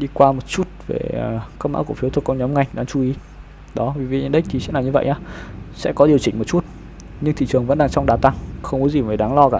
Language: Vietnamese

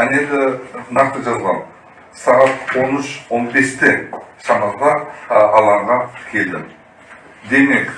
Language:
Turkish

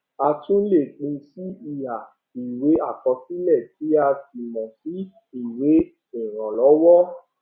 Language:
Yoruba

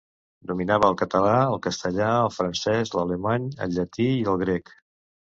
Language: Catalan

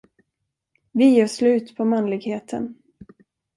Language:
Swedish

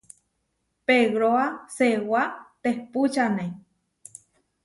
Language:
Huarijio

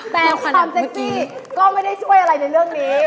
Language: Thai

